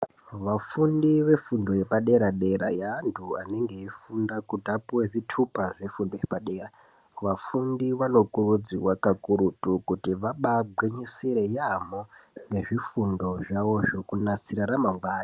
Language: Ndau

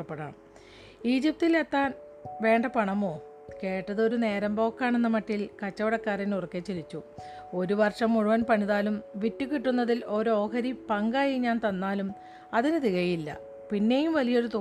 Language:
Malayalam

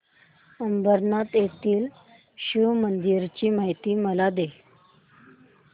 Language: Marathi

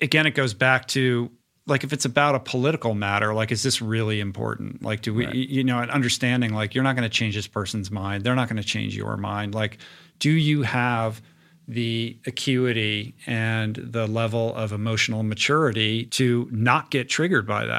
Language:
English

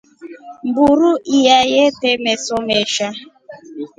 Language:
Rombo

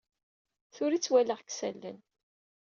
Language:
Kabyle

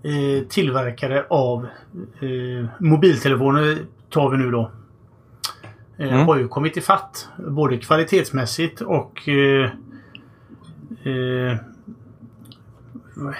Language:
Swedish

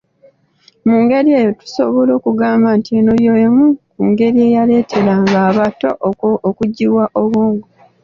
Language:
Ganda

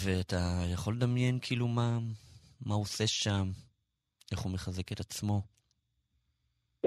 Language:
Hebrew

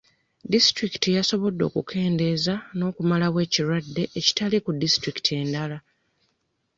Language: Ganda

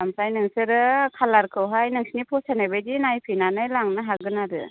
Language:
Bodo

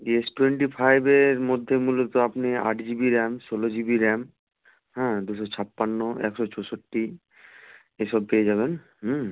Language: Bangla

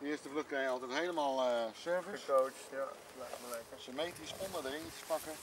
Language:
Dutch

